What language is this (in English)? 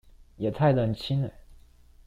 Chinese